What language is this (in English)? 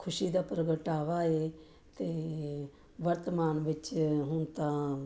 Punjabi